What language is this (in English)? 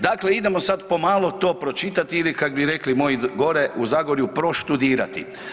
Croatian